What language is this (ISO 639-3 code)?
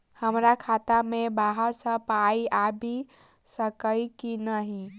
mai